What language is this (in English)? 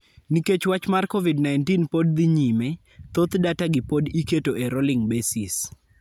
Luo (Kenya and Tanzania)